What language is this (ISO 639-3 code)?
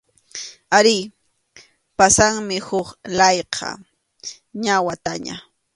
qxu